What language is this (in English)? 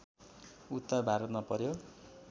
Nepali